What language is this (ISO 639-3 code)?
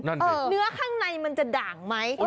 tha